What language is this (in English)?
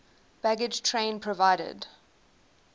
English